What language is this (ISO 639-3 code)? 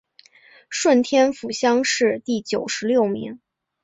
zho